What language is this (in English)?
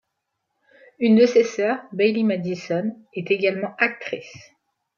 French